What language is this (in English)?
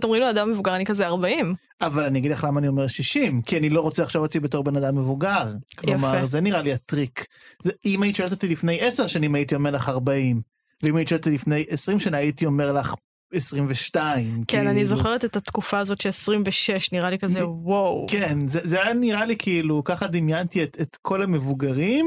Hebrew